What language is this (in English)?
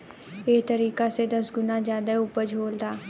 Bhojpuri